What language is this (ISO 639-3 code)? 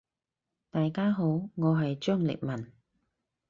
yue